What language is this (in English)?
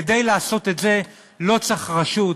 Hebrew